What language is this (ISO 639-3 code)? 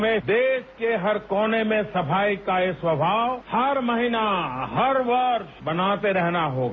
hin